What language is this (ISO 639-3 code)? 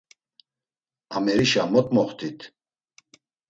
lzz